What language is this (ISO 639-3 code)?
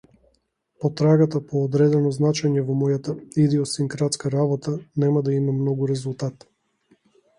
mkd